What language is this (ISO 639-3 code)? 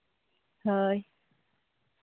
sat